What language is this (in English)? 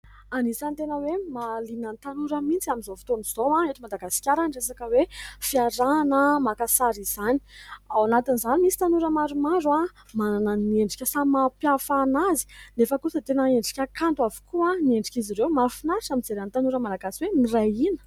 Malagasy